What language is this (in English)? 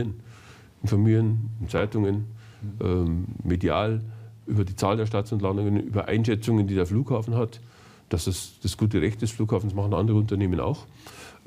German